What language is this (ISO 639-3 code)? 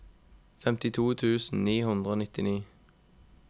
nor